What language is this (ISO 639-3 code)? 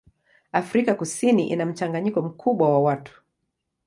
swa